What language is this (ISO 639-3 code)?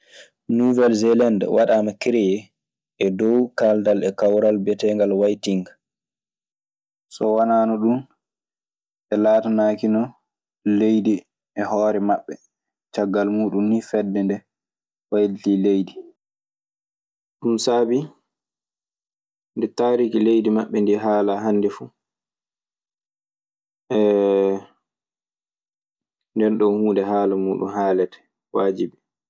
ffm